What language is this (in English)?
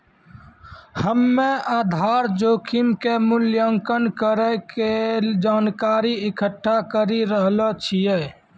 Maithili